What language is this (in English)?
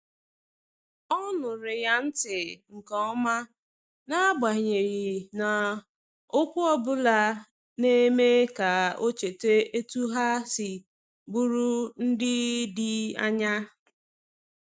Igbo